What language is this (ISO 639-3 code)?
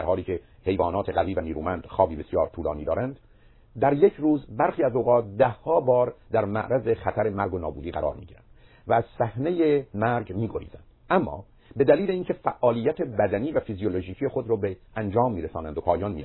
fas